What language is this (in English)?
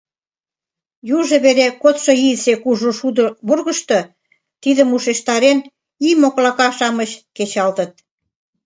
Mari